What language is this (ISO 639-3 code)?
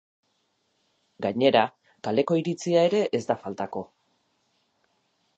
eus